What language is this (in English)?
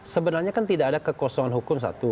Indonesian